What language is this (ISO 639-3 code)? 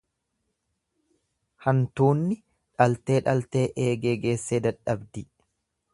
orm